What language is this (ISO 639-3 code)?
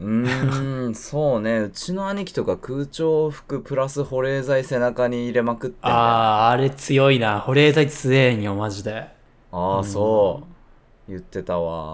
jpn